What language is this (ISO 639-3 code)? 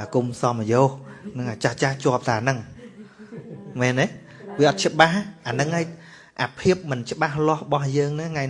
vie